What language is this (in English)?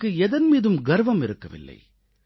Tamil